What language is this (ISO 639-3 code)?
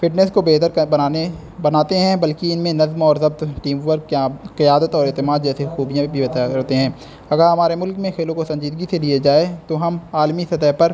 urd